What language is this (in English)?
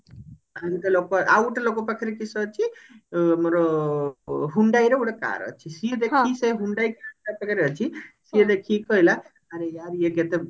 Odia